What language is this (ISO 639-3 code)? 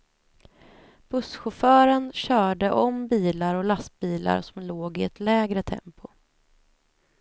swe